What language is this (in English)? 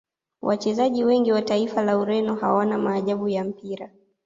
Swahili